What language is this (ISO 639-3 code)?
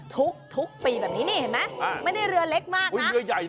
tha